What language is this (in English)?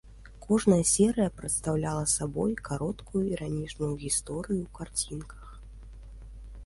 Belarusian